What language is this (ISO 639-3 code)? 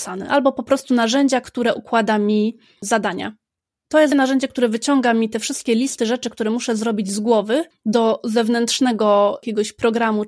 pol